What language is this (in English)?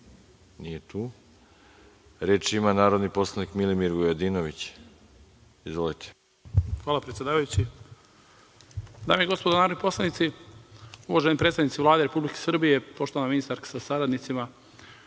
Serbian